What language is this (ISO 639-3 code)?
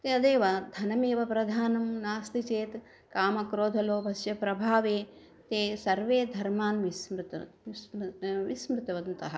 san